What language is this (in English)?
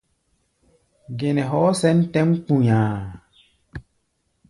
Gbaya